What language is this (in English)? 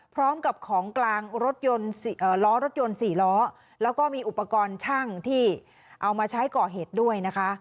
Thai